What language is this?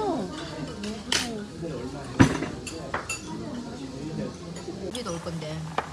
Korean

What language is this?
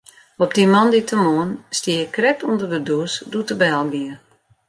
Western Frisian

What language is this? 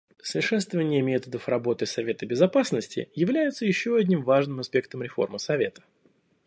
Russian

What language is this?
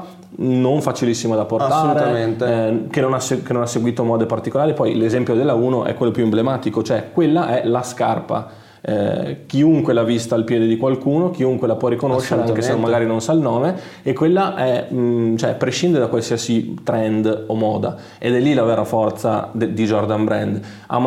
Italian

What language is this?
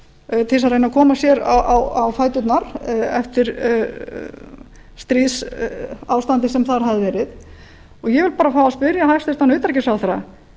Icelandic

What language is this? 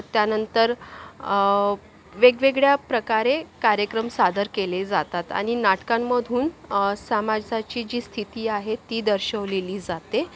Marathi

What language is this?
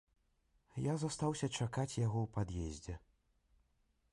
Belarusian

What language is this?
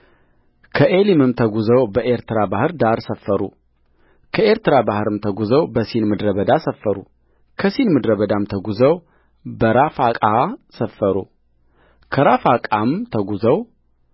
Amharic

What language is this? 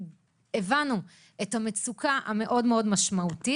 Hebrew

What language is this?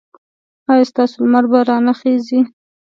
Pashto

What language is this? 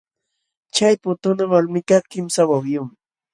Jauja Wanca Quechua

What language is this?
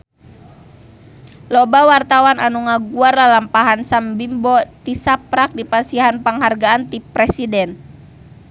Sundanese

